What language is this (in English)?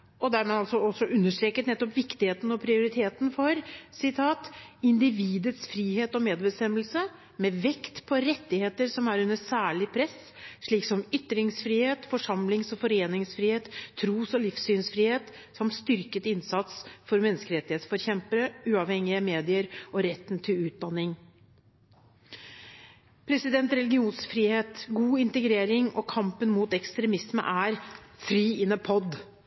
Norwegian Bokmål